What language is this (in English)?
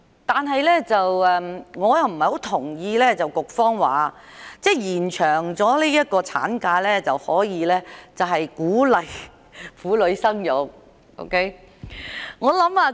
Cantonese